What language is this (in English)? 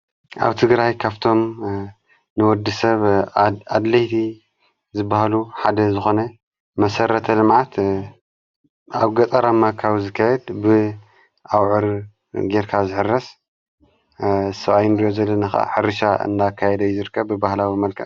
Tigrinya